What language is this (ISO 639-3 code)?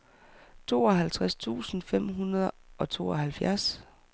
dan